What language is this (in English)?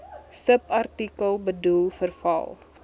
Afrikaans